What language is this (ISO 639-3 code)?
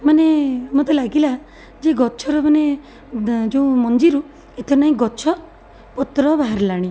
ori